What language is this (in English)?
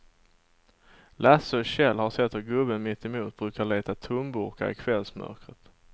Swedish